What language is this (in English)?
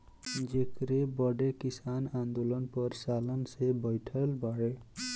Bhojpuri